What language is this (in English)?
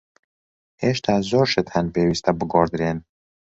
Central Kurdish